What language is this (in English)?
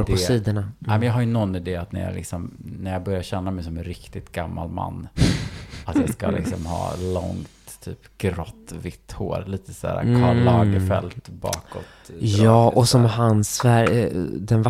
Swedish